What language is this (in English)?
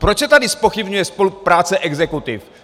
Czech